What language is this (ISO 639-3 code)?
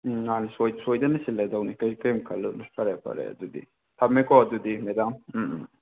mni